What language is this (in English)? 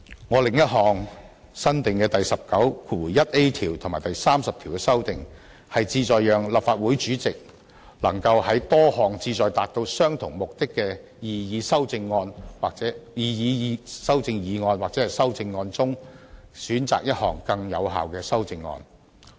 Cantonese